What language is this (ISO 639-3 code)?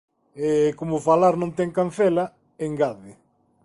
glg